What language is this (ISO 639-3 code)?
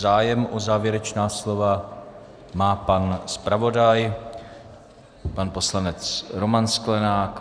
ces